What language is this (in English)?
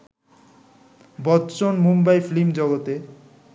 Bangla